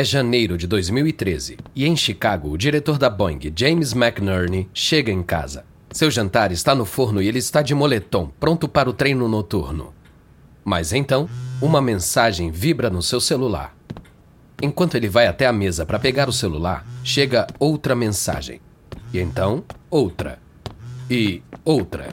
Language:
Portuguese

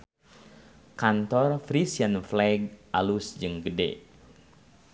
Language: Sundanese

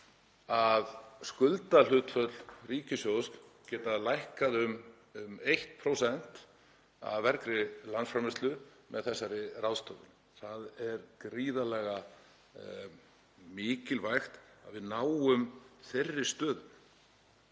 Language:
Icelandic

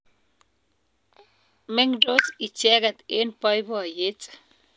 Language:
Kalenjin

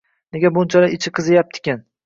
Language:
Uzbek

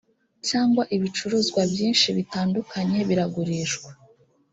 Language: Kinyarwanda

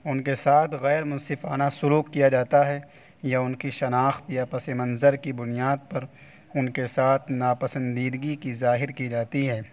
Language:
Urdu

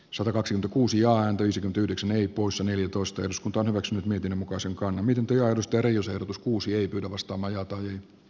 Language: Finnish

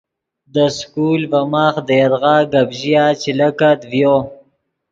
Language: Yidgha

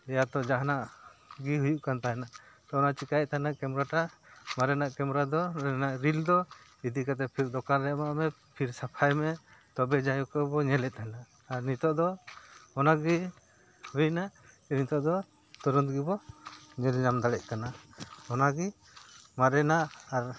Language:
Santali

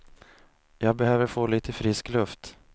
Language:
Swedish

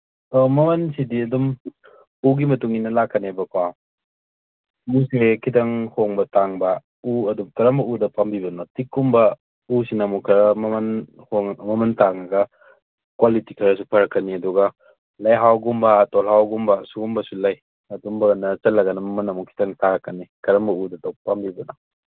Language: Manipuri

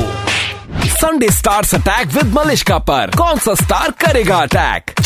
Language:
Hindi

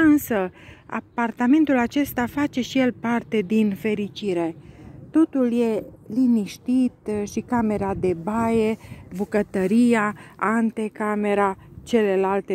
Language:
Romanian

